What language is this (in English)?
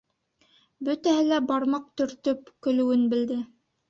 Bashkir